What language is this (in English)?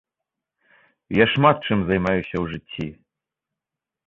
Belarusian